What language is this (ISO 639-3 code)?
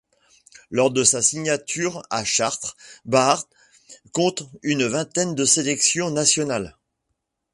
fra